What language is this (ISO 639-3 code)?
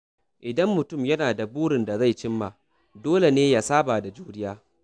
hau